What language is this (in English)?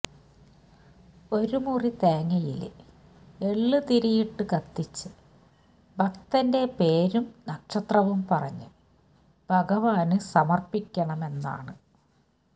Malayalam